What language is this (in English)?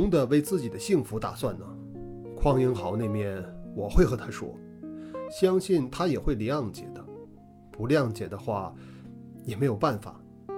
Chinese